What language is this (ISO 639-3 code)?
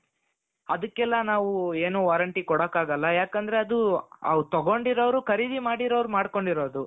kan